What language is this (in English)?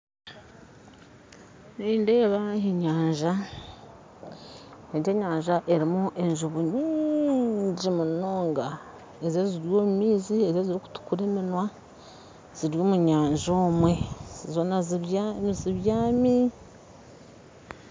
Nyankole